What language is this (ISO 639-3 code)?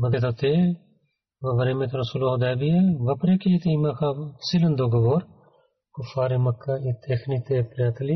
bul